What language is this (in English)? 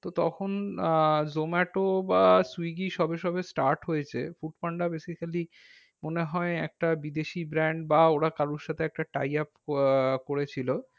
Bangla